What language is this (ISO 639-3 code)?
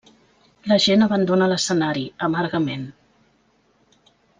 cat